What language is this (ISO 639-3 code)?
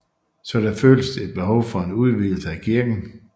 dan